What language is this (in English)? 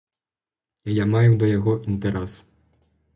Belarusian